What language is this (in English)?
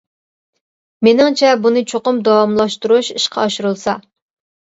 Uyghur